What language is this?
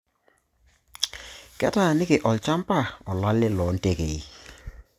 Masai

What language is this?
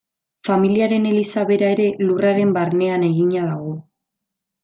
Basque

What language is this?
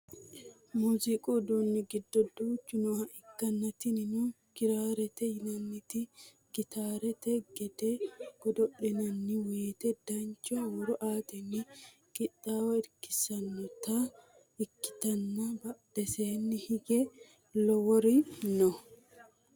Sidamo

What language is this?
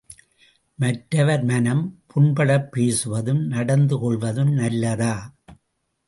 Tamil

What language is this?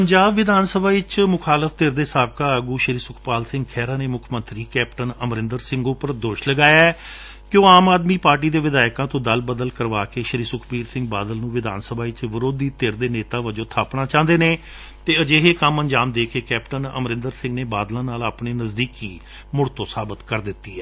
Punjabi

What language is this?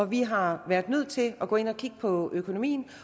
Danish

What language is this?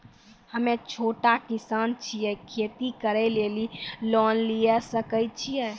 Maithili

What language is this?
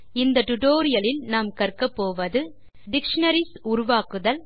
Tamil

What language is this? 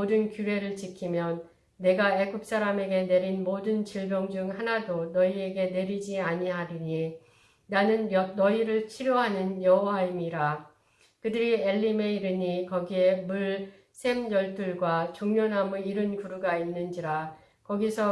Korean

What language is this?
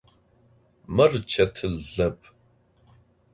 Adyghe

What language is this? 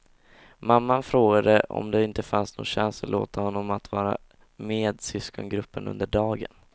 Swedish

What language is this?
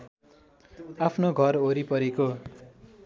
Nepali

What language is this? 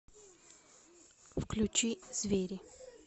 Russian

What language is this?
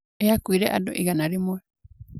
Kikuyu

